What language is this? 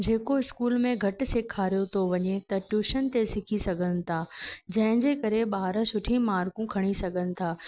Sindhi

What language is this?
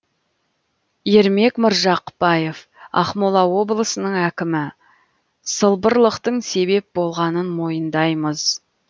Kazakh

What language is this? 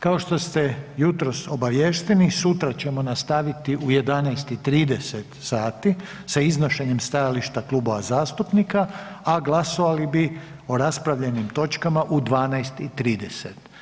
Croatian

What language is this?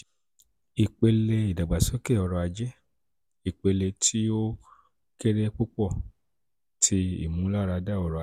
Yoruba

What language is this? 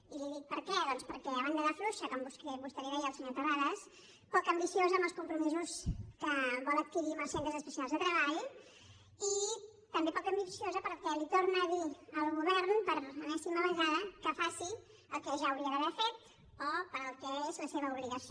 Catalan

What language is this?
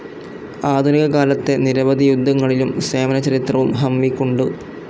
Malayalam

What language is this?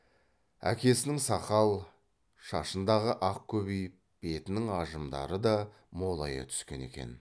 Kazakh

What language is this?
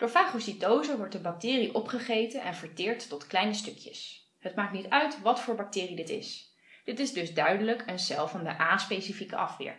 Dutch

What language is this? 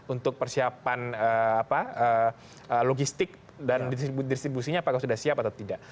Indonesian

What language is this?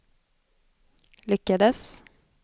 Swedish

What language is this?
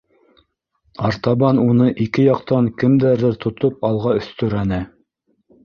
Bashkir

